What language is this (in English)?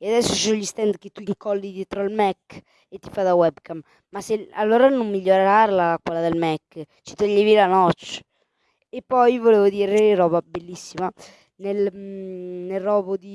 Italian